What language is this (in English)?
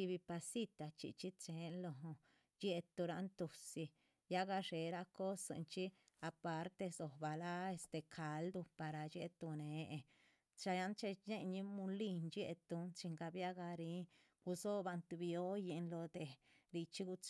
Chichicapan Zapotec